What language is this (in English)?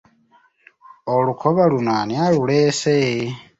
Ganda